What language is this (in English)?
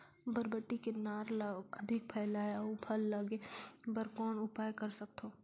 Chhattisgarhi